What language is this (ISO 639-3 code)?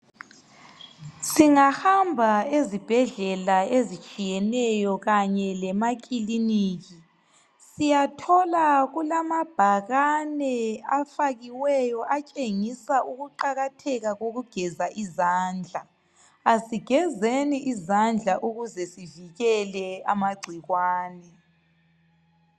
nde